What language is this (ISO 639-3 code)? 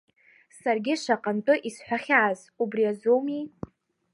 abk